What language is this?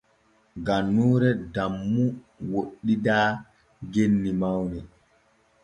Borgu Fulfulde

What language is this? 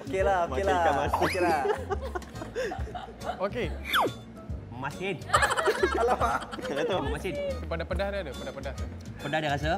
Malay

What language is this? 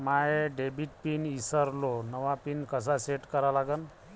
Marathi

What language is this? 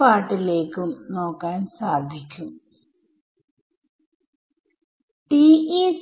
Malayalam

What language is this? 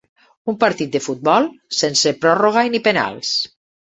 Catalan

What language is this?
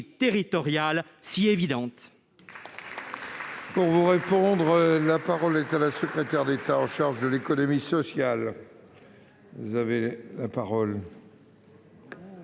French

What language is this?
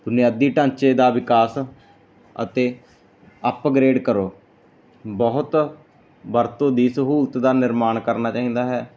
Punjabi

